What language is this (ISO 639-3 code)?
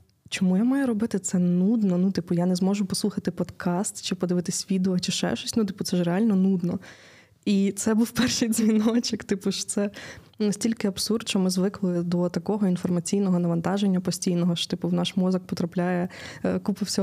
ukr